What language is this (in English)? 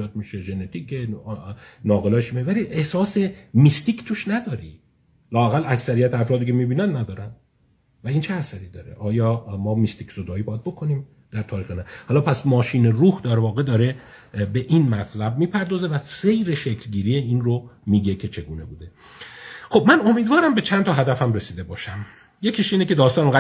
Persian